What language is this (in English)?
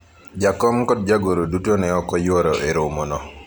Luo (Kenya and Tanzania)